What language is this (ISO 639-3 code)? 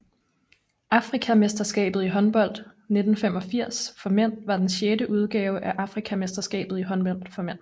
dan